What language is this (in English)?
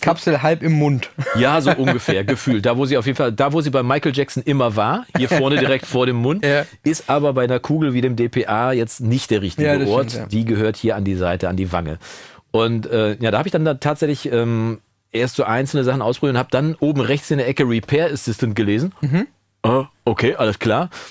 German